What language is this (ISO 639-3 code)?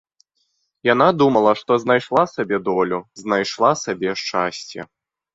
bel